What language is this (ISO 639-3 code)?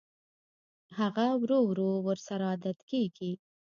pus